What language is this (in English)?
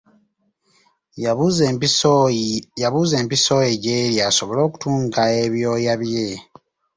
Ganda